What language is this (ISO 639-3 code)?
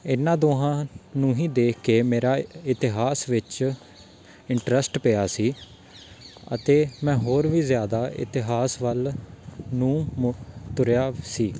pan